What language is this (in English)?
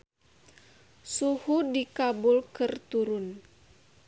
Sundanese